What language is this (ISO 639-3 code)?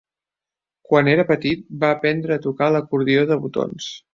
cat